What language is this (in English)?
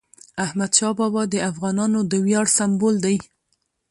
Pashto